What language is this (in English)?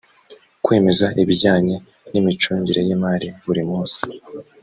Kinyarwanda